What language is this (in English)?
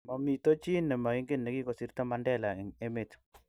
Kalenjin